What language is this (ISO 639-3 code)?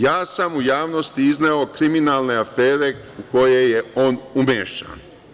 srp